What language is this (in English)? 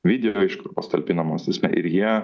Lithuanian